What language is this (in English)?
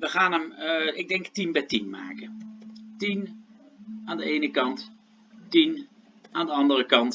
Dutch